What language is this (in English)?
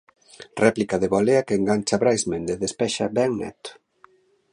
Galician